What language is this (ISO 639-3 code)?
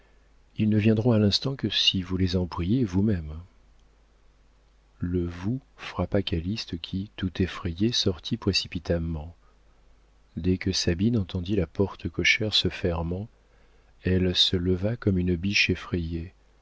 fra